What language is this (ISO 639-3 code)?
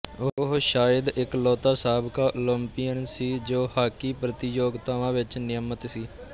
pan